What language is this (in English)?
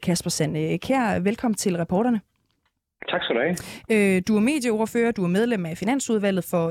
Danish